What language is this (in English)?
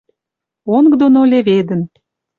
Western Mari